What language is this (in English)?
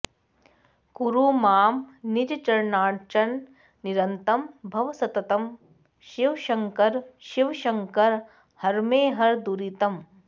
Sanskrit